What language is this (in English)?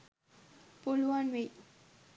Sinhala